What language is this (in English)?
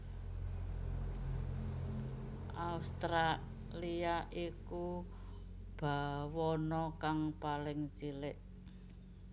Javanese